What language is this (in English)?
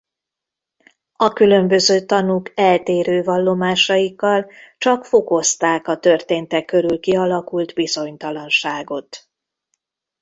Hungarian